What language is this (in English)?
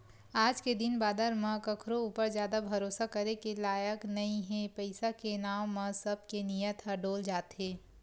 Chhattisgarhi